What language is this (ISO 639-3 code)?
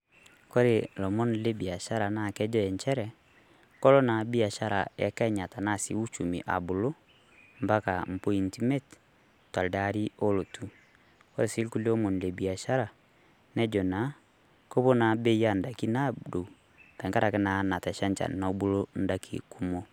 mas